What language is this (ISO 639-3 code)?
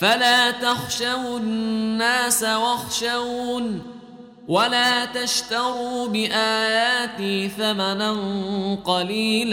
ara